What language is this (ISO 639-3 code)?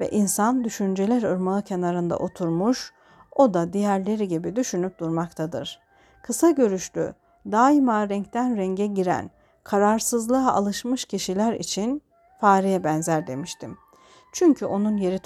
tur